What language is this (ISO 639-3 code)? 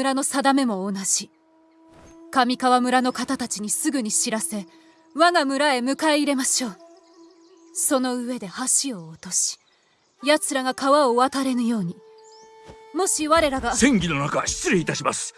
jpn